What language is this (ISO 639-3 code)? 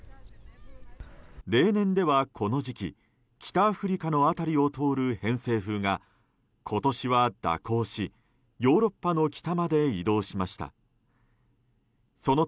jpn